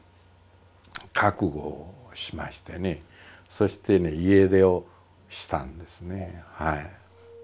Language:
Japanese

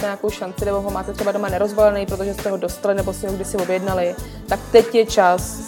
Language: Czech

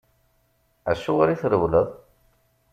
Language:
Kabyle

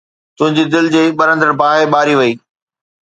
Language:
Sindhi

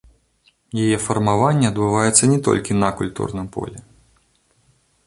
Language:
Belarusian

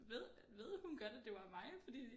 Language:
Danish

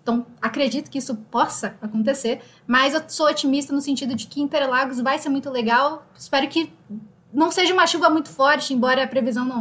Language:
Portuguese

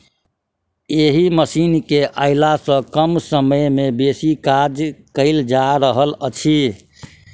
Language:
Maithili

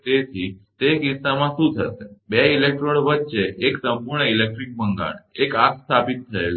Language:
Gujarati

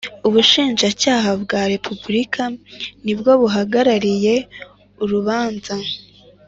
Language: Kinyarwanda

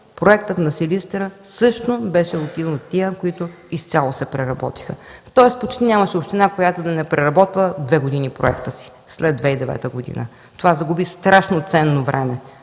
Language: Bulgarian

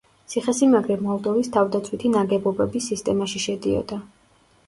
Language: Georgian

